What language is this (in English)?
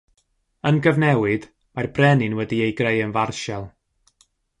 Welsh